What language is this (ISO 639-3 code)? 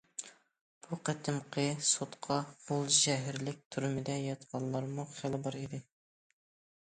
uig